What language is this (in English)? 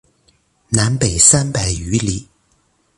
Chinese